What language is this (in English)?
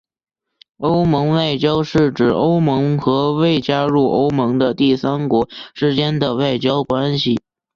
Chinese